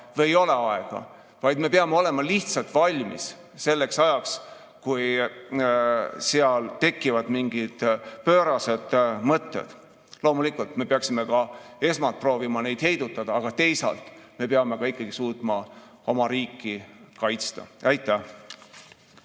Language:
Estonian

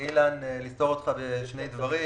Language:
Hebrew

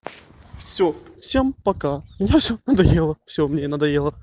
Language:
Russian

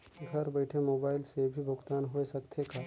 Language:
Chhattisgarhi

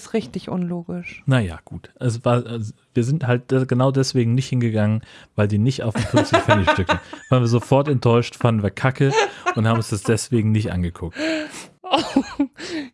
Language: German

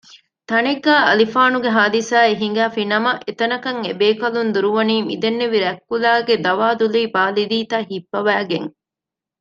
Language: Divehi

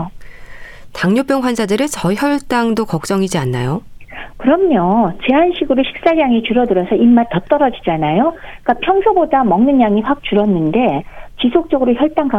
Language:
Korean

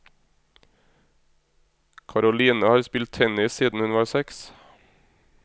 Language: Norwegian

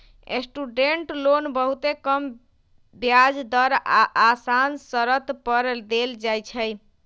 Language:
Magahi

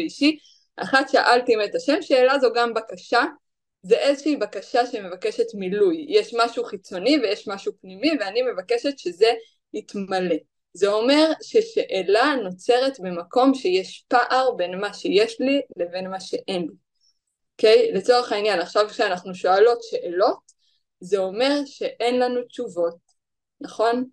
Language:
Hebrew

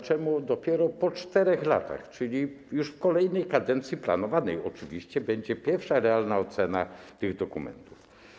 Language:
Polish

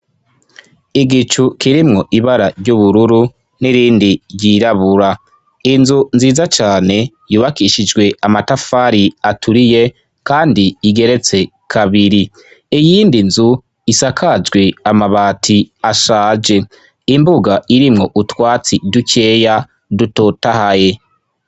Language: Rundi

